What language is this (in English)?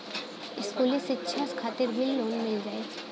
Bhojpuri